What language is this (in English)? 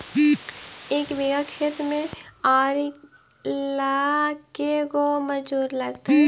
Magahi